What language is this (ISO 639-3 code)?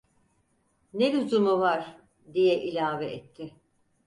tur